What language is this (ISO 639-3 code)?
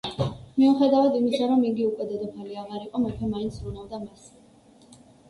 kat